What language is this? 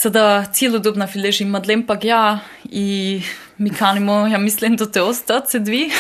Croatian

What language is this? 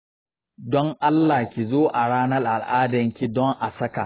Hausa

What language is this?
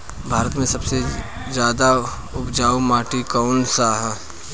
Bhojpuri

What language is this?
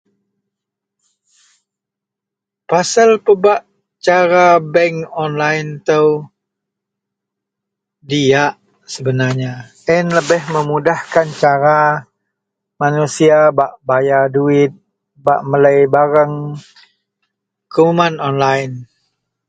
Central Melanau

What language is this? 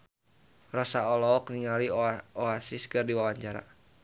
Sundanese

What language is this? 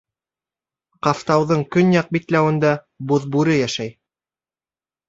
Bashkir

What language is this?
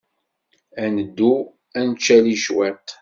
Kabyle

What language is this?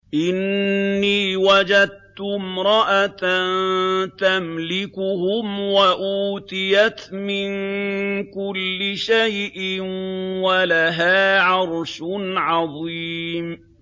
Arabic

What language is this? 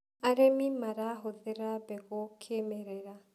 Kikuyu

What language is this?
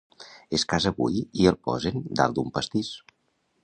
Catalan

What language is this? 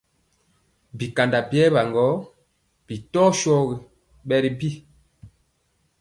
Mpiemo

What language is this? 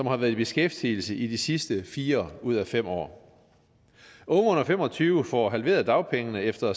Danish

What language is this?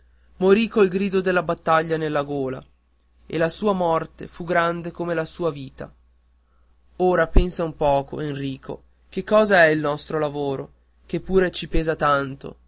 Italian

